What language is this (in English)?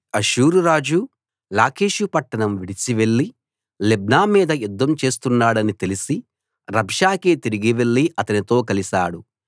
Telugu